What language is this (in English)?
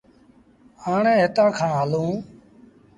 Sindhi Bhil